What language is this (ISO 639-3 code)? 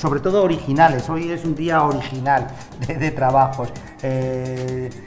spa